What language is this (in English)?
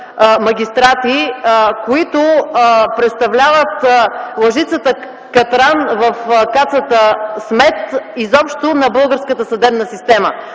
Bulgarian